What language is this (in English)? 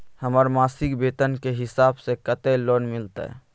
Maithili